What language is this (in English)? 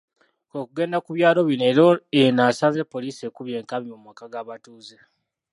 Ganda